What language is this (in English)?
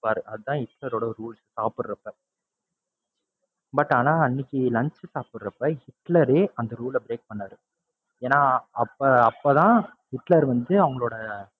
Tamil